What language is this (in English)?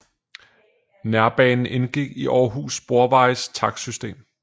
Danish